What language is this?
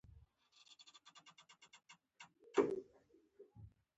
Pashto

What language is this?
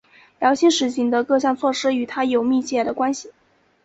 Chinese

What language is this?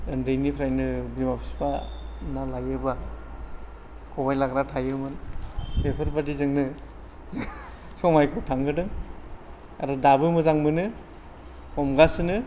Bodo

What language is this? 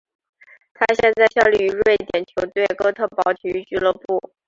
Chinese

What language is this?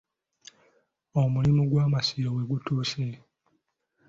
Ganda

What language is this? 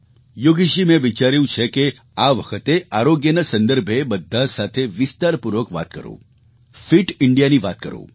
Gujarati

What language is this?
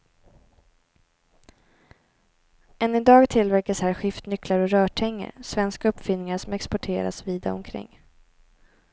Swedish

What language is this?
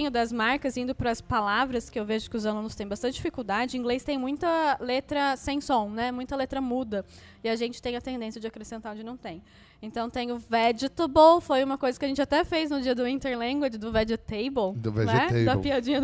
Portuguese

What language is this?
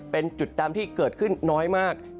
Thai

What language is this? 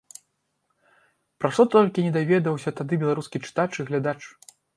Belarusian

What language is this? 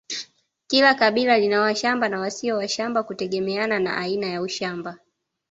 Swahili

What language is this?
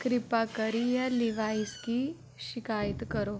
Dogri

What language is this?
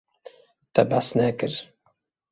Kurdish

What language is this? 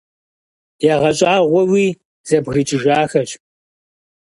Kabardian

